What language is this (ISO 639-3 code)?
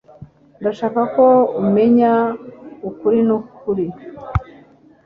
kin